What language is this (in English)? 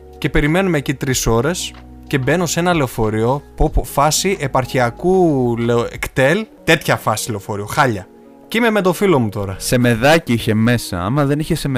Greek